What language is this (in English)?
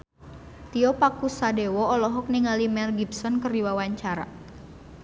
Sundanese